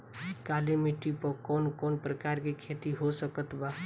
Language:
Bhojpuri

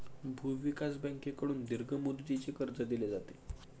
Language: Marathi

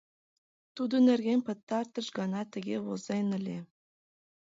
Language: Mari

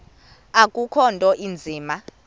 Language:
Xhosa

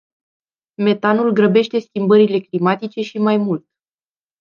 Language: Romanian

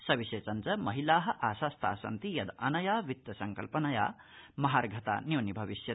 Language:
Sanskrit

